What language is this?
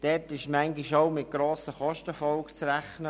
Swiss German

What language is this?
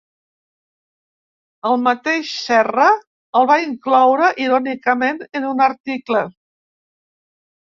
Catalan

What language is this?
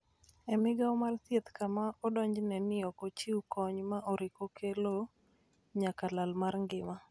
Luo (Kenya and Tanzania)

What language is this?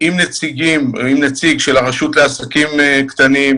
Hebrew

